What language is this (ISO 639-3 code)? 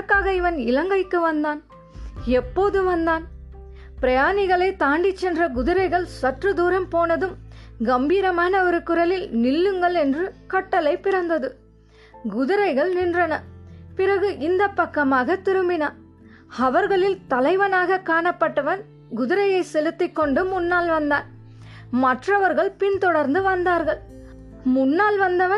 tam